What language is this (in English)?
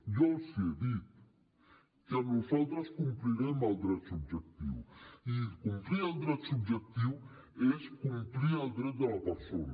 Catalan